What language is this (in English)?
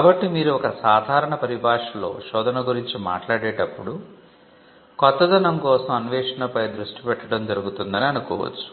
Telugu